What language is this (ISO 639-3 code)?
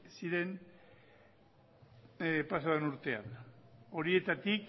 eus